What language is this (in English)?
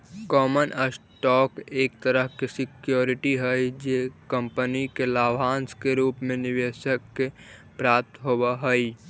Magahi